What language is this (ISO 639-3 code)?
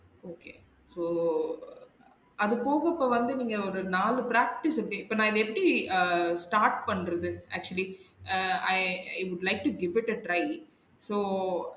tam